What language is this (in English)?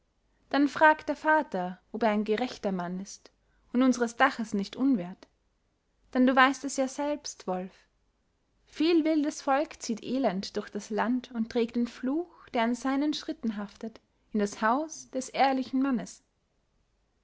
German